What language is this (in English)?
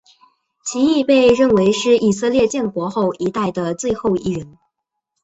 Chinese